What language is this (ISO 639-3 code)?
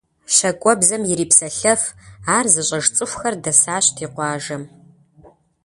kbd